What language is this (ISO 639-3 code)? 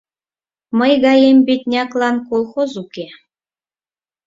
chm